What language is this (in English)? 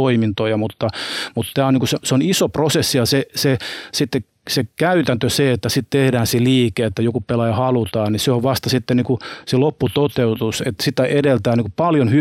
Finnish